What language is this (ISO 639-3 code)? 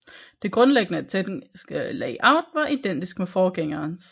dan